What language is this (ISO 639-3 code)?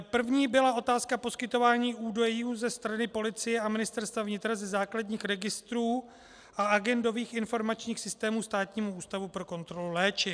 ces